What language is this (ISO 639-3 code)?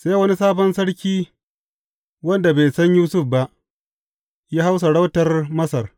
hau